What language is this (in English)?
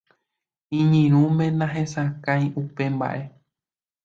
Guarani